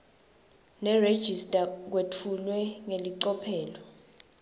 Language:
Swati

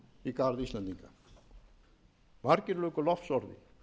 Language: Icelandic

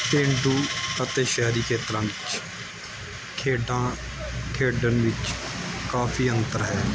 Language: Punjabi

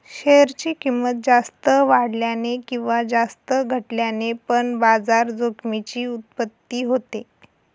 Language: Marathi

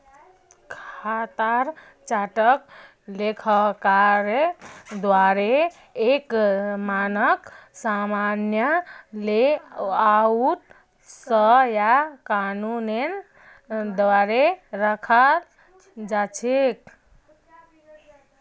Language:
Magahi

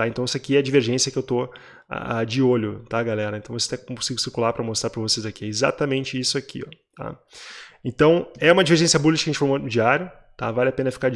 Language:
Portuguese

